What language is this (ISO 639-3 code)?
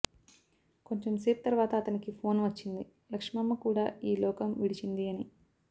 tel